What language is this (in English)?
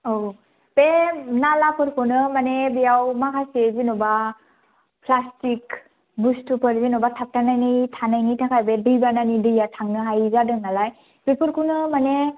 Bodo